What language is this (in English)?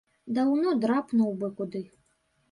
Belarusian